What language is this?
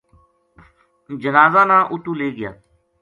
Gujari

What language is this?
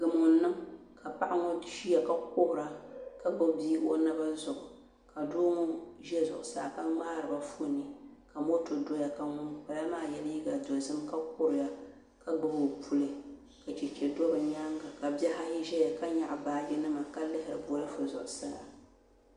Dagbani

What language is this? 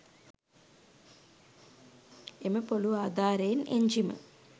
Sinhala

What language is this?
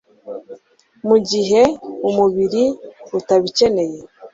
Kinyarwanda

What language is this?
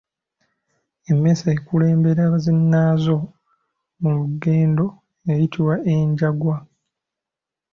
Ganda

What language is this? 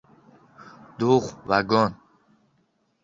Uzbek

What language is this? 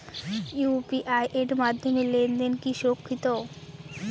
Bangla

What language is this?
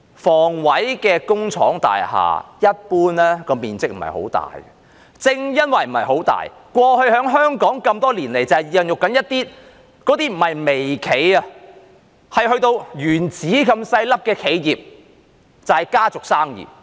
Cantonese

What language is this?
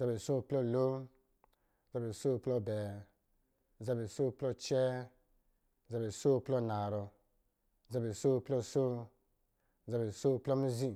Lijili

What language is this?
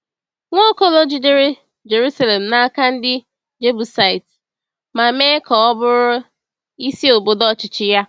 Igbo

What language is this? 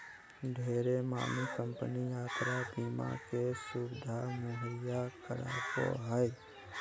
Magahi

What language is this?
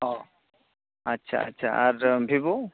Santali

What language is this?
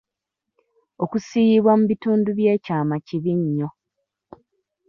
Ganda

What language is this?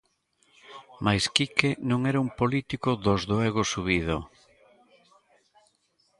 Galician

